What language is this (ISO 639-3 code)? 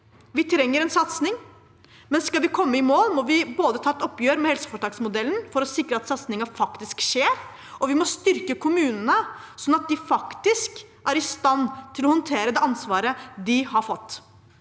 nor